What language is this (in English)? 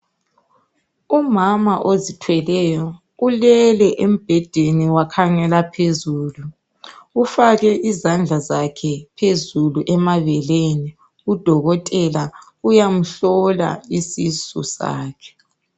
North Ndebele